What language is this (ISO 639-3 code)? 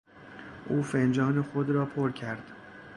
fas